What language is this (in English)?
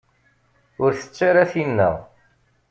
Kabyle